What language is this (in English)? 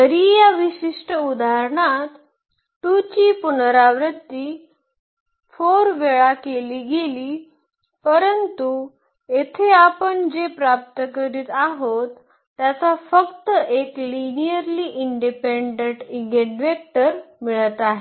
Marathi